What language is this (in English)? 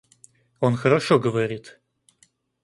Russian